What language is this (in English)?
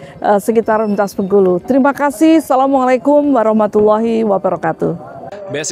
Indonesian